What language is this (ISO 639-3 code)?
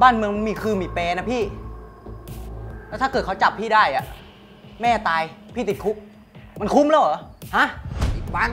tha